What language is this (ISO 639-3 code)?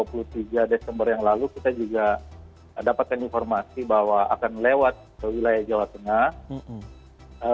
ind